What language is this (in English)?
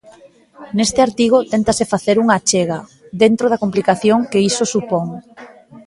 Galician